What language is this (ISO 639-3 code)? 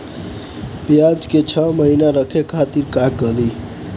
bho